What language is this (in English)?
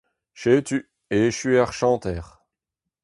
Breton